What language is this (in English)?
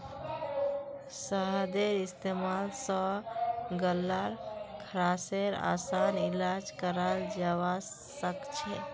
Magahi